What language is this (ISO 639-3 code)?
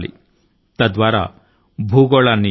tel